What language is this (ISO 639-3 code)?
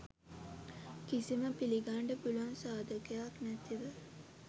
sin